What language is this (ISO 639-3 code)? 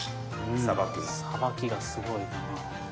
jpn